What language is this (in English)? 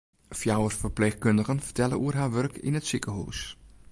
Western Frisian